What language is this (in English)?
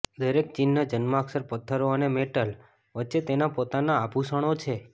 Gujarati